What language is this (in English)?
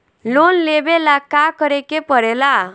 Bhojpuri